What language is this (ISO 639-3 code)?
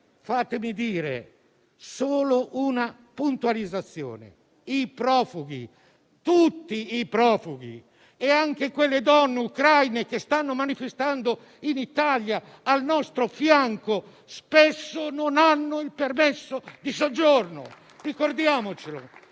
ita